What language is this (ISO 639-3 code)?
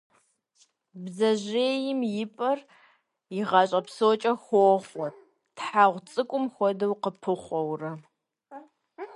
kbd